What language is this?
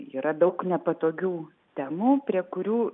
Lithuanian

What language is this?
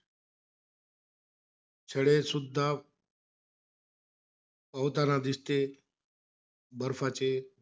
Marathi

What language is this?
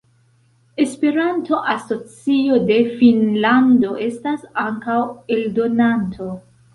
Esperanto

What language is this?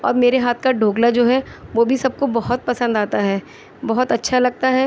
Urdu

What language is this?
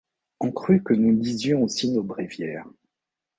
French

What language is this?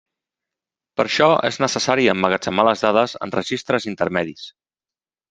Catalan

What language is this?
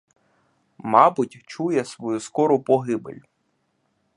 Ukrainian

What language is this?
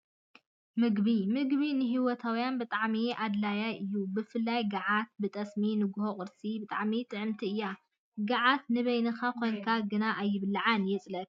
Tigrinya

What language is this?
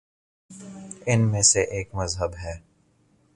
Urdu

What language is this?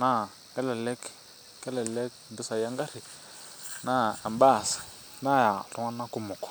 Masai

